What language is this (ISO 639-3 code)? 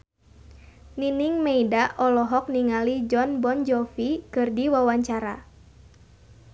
sun